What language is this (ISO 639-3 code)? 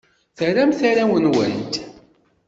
kab